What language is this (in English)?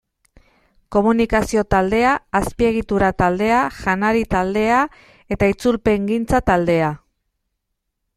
Basque